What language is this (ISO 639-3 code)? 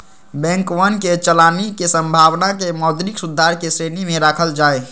mag